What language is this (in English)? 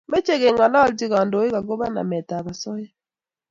Kalenjin